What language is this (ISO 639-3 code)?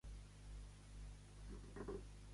cat